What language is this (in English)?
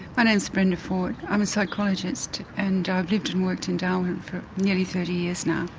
English